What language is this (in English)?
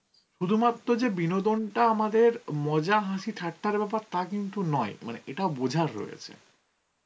Bangla